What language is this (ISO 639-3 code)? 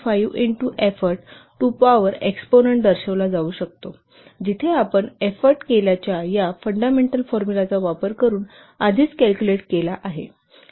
mar